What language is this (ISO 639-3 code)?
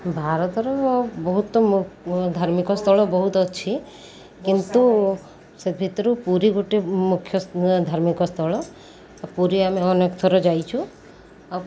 ori